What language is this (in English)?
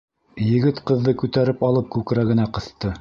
Bashkir